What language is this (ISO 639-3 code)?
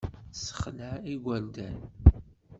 kab